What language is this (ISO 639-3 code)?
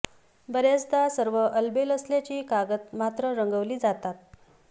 mar